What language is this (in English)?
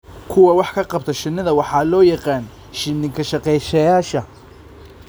Somali